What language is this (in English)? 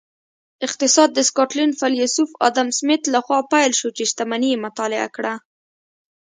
Pashto